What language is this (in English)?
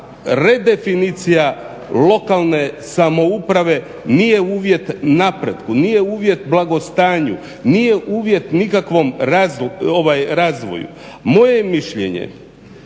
Croatian